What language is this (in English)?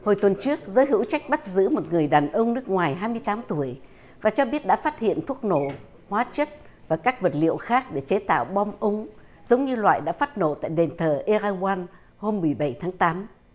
Vietnamese